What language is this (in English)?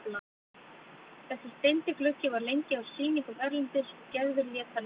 Icelandic